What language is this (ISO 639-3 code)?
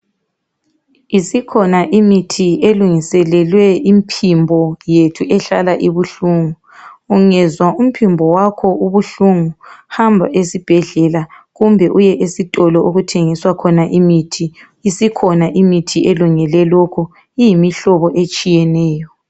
nde